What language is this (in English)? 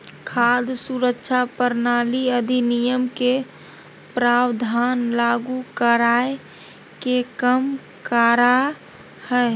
Magahi